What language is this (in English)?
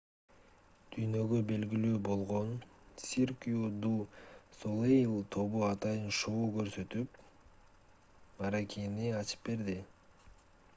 Kyrgyz